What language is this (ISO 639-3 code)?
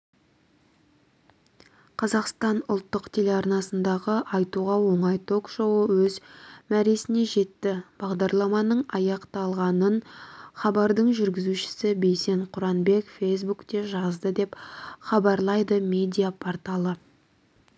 kaz